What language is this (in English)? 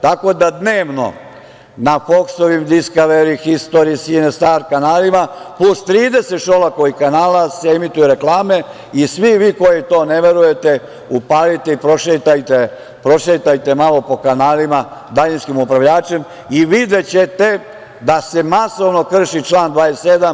Serbian